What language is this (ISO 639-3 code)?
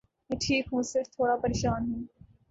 urd